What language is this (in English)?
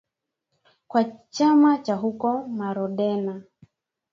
Swahili